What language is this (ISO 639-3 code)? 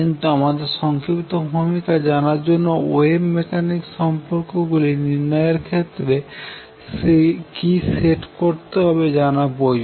ben